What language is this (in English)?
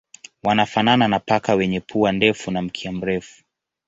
Swahili